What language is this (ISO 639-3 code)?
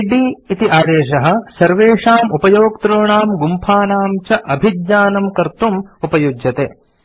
san